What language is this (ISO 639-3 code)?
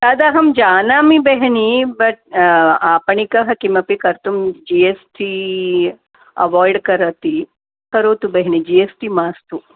san